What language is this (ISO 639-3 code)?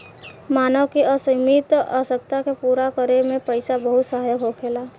bho